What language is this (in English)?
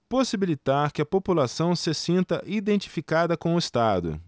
Portuguese